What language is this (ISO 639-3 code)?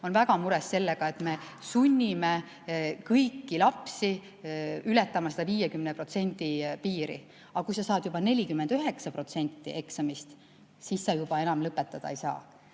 est